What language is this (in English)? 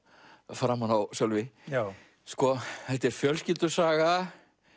Icelandic